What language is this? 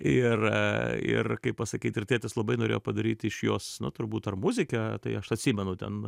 Lithuanian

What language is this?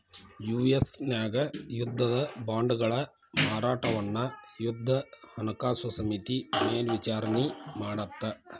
Kannada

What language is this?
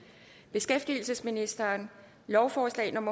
Danish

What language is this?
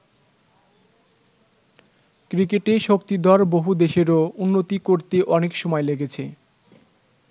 Bangla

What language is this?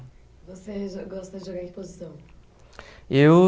Portuguese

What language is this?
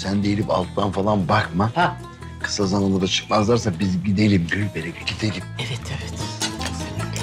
Turkish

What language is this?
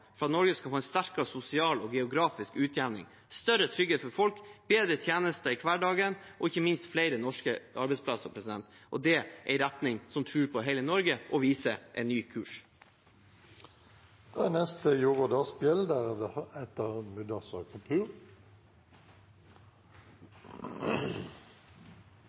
Norwegian Bokmål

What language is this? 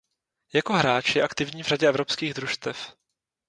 Czech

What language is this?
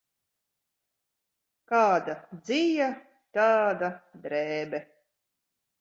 Latvian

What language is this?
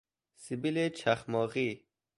Persian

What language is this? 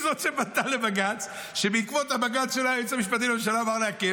Hebrew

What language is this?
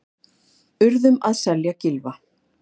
Icelandic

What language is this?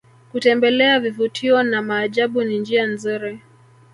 Swahili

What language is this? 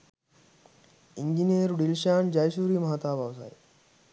Sinhala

